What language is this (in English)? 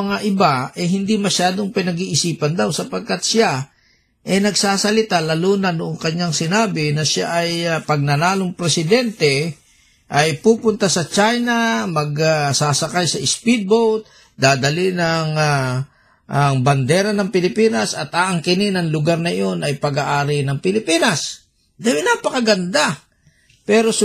Filipino